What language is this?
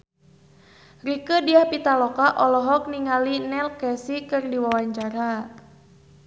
Sundanese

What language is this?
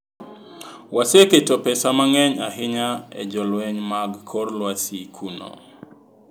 Luo (Kenya and Tanzania)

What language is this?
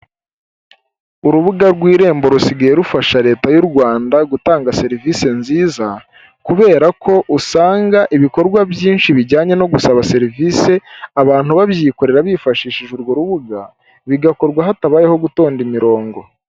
Kinyarwanda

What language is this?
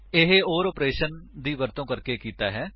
Punjabi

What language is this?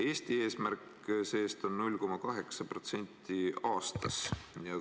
Estonian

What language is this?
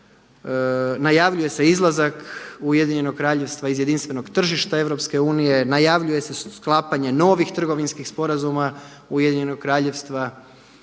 Croatian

